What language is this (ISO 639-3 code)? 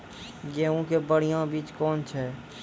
mai